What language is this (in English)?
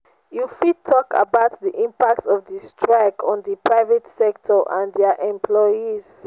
Nigerian Pidgin